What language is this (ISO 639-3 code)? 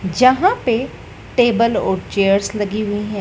hin